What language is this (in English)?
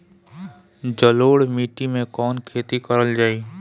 Bhojpuri